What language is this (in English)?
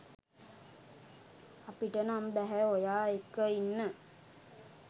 Sinhala